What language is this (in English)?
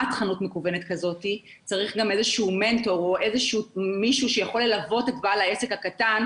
Hebrew